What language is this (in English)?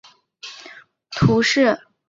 Chinese